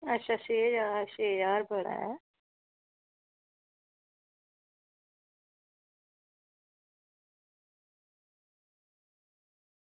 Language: Dogri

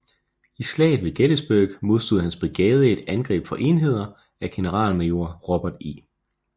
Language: Danish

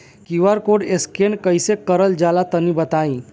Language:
Bhojpuri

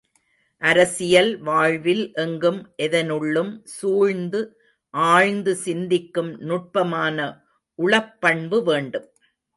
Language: Tamil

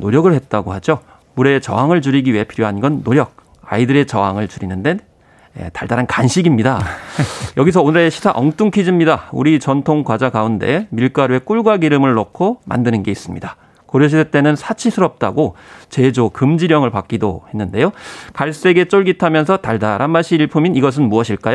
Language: Korean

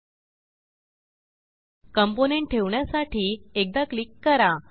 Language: Marathi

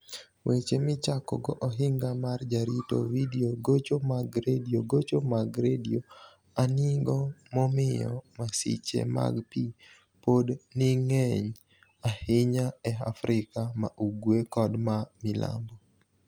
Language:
Luo (Kenya and Tanzania)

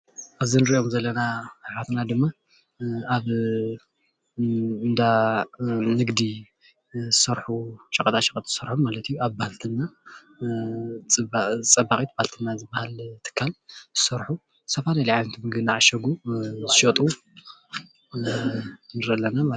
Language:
Tigrinya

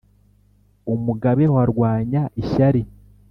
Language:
Kinyarwanda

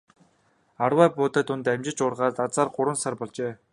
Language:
Mongolian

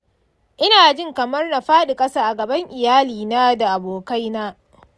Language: Hausa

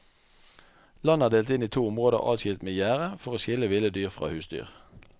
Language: Norwegian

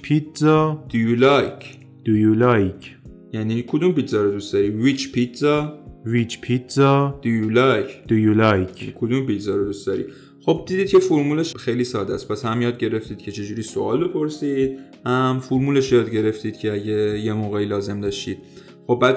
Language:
Persian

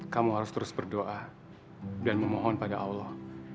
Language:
Indonesian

